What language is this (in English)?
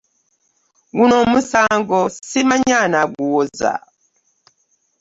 Ganda